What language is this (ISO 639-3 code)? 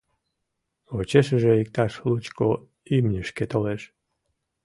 chm